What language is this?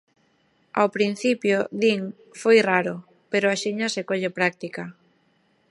Galician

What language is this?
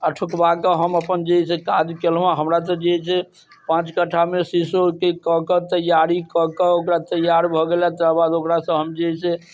Maithili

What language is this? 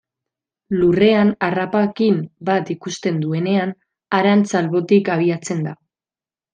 Basque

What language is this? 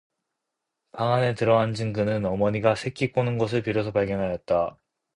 Korean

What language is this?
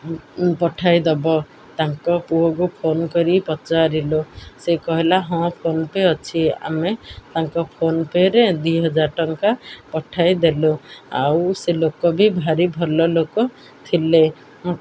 Odia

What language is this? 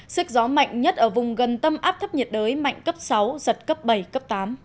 Vietnamese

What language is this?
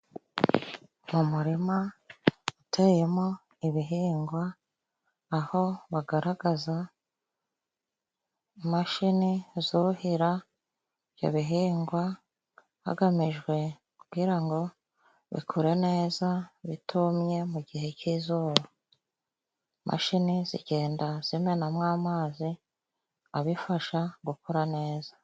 Kinyarwanda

